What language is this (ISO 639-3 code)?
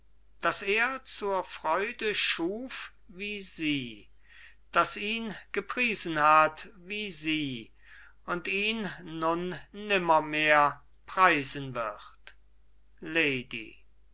deu